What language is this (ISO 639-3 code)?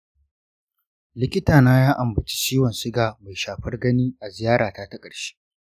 hau